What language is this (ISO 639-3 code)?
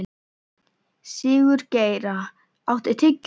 isl